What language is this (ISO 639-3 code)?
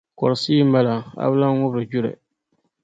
dag